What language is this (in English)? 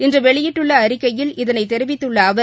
Tamil